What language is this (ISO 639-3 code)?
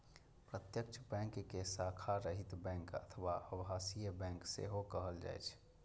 mai